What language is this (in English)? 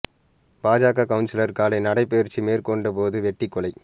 Tamil